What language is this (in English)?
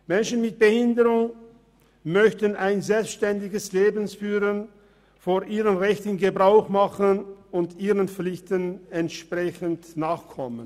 Swiss German